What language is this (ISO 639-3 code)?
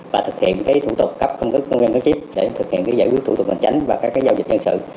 vie